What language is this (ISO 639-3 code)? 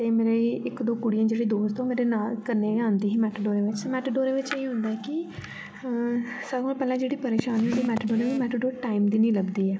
doi